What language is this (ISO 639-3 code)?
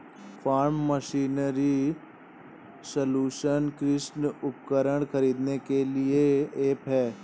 hin